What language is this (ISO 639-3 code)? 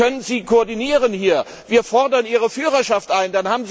deu